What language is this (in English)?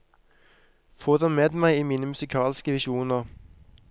Norwegian